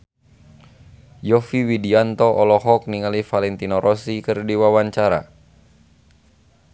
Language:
Sundanese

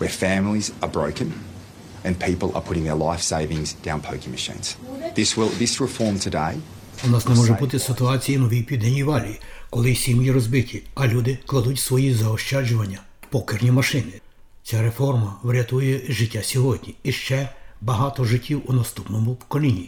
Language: Ukrainian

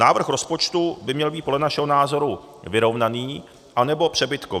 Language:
Czech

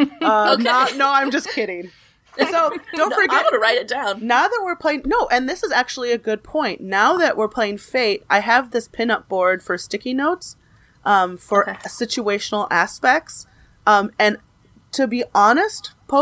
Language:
English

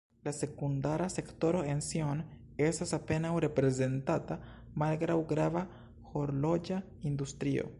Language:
Esperanto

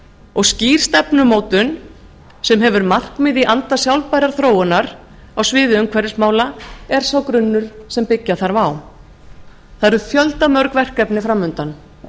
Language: Icelandic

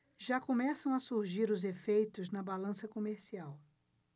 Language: Portuguese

